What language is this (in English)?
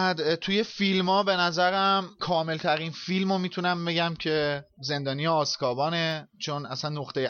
Persian